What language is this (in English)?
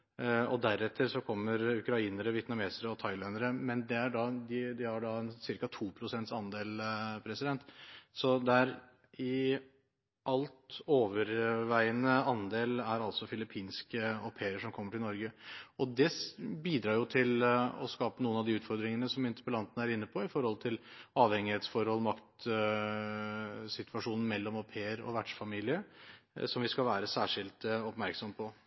Norwegian Bokmål